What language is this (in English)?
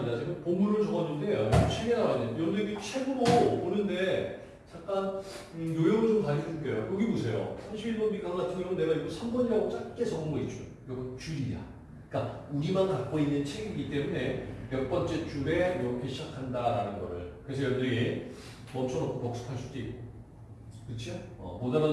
Korean